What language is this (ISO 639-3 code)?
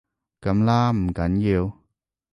yue